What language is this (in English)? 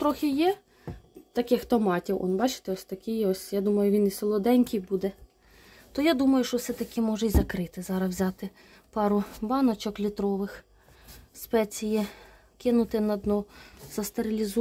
Ukrainian